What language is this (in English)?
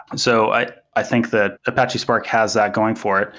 English